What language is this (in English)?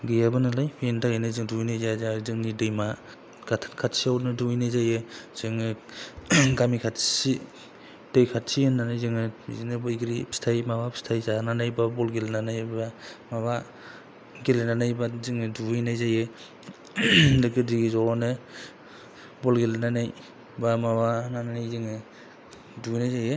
Bodo